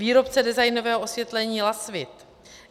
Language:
Czech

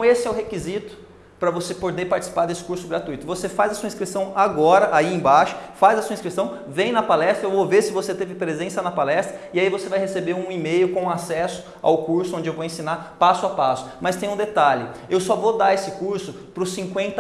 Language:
Portuguese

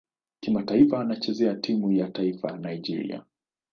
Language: Swahili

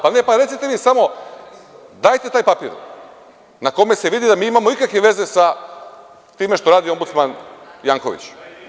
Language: Serbian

